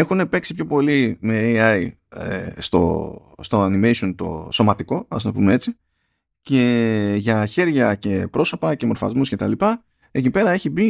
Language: Greek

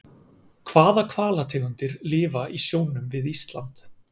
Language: Icelandic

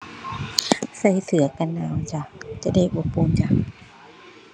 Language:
Thai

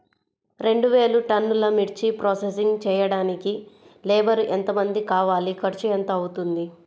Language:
Telugu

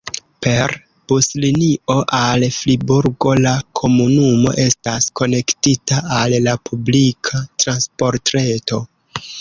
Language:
Esperanto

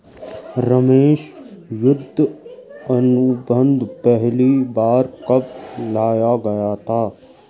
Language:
Hindi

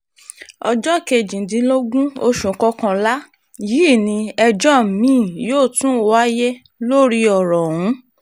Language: Yoruba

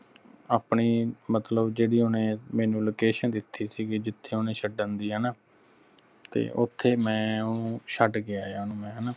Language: Punjabi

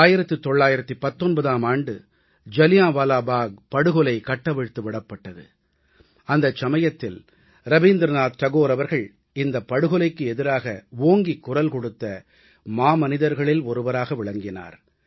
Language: Tamil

